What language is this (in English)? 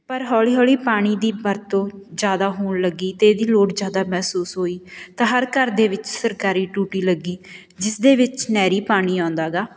Punjabi